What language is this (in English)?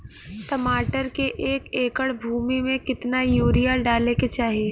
Bhojpuri